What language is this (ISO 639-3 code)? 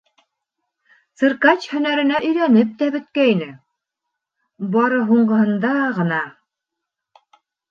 bak